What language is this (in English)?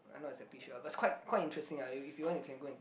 English